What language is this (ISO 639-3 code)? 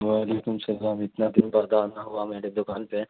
urd